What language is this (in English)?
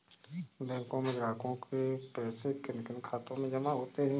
Hindi